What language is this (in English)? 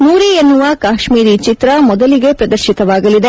Kannada